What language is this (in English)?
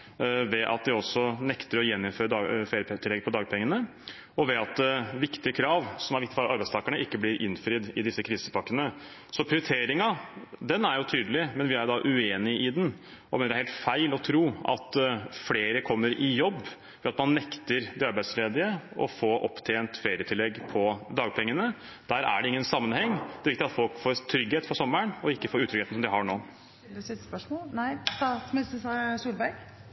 Norwegian